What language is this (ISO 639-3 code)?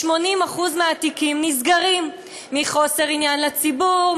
heb